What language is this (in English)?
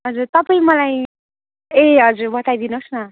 Nepali